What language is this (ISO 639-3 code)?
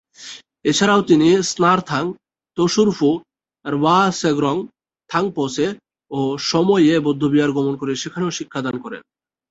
ben